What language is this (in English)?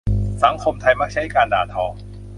Thai